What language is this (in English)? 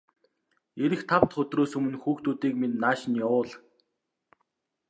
Mongolian